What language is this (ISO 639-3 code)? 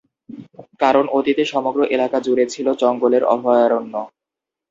ben